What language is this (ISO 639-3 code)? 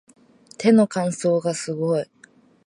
jpn